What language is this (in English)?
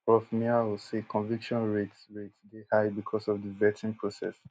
Nigerian Pidgin